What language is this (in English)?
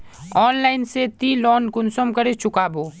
Magahi